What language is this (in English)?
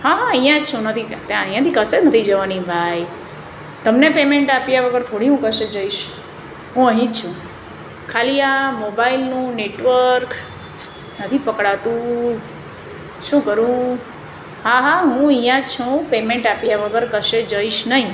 Gujarati